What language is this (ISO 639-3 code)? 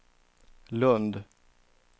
swe